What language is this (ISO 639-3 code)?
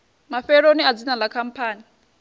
ven